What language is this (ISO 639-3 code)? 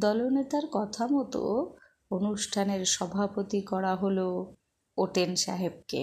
ben